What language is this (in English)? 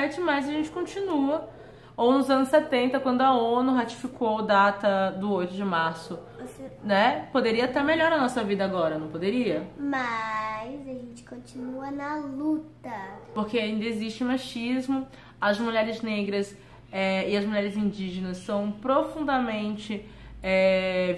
Portuguese